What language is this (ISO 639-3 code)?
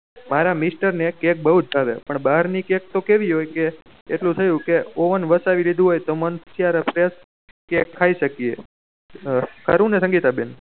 guj